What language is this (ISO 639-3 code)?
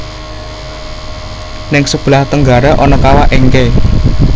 jav